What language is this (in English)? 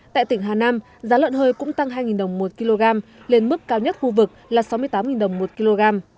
Vietnamese